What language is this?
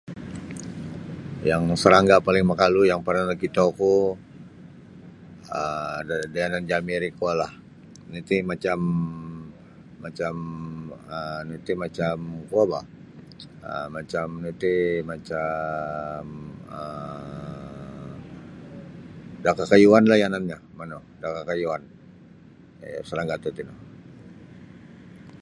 Sabah Bisaya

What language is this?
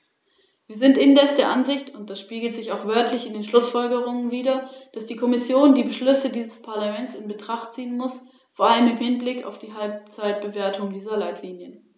German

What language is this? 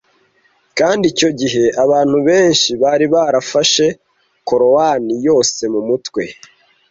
Kinyarwanda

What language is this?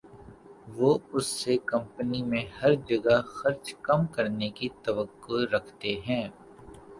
Urdu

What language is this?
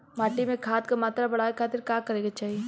Bhojpuri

